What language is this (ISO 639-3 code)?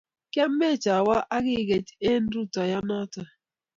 kln